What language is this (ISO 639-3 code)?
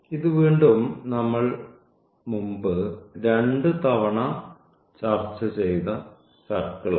mal